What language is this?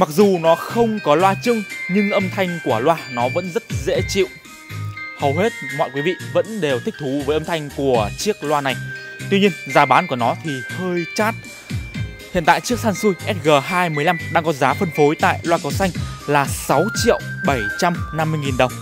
Vietnamese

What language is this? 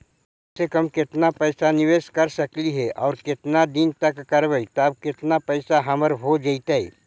Magahi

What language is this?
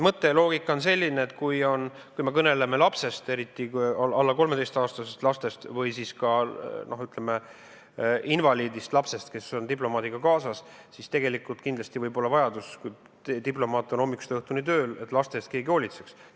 Estonian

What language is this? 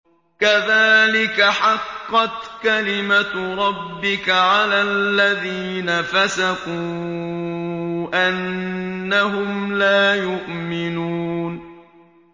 Arabic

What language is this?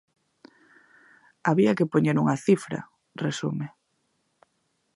Galician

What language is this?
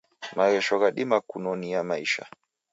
Taita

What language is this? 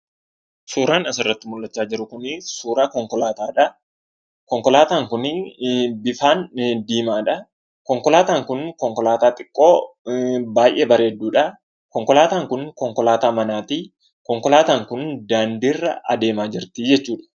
Oromo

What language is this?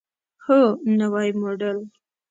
Pashto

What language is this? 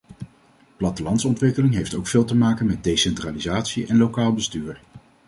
Dutch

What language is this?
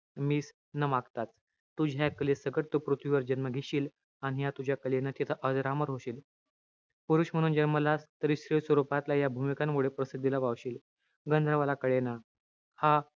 Marathi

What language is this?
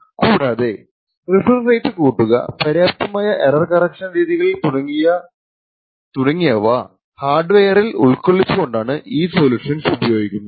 Malayalam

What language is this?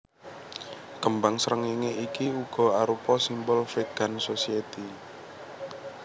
Javanese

